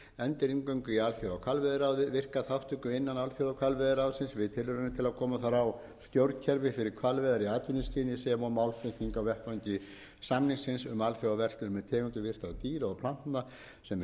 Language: Icelandic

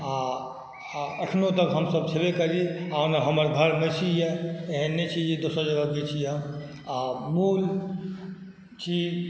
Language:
Maithili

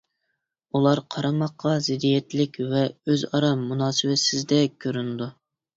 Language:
Uyghur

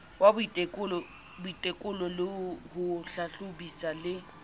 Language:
Southern Sotho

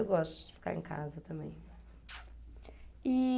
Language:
Portuguese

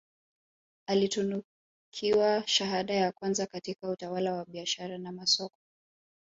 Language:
Swahili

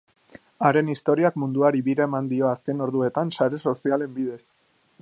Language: Basque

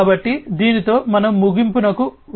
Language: Telugu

